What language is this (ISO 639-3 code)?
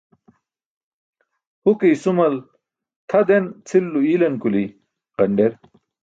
bsk